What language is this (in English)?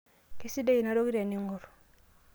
Masai